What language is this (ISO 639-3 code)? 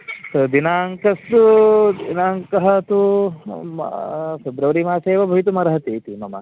san